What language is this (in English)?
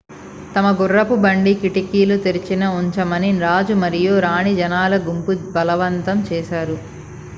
Telugu